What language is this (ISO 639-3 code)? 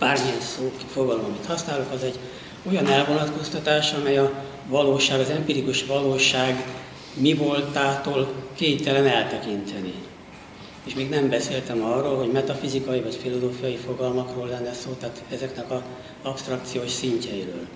hun